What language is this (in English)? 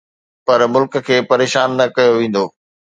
Sindhi